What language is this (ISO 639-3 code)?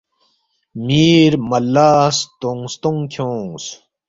bft